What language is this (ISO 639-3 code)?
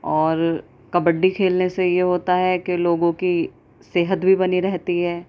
urd